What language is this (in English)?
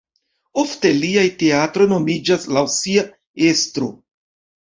Esperanto